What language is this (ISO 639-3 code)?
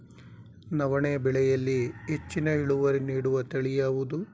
kan